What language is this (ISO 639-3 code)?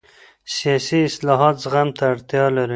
pus